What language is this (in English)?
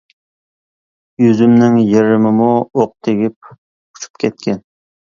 Uyghur